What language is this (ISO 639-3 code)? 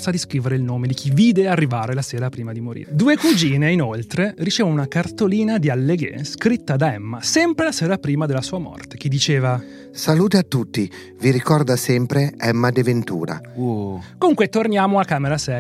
ita